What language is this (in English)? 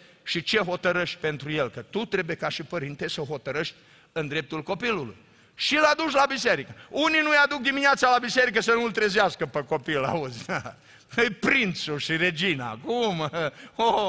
Romanian